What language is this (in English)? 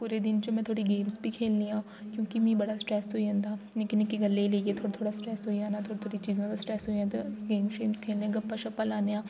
Dogri